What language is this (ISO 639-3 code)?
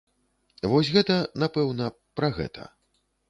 bel